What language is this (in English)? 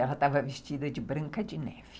Portuguese